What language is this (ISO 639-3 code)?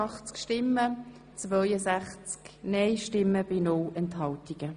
gsw